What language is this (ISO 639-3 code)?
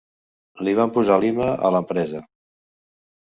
cat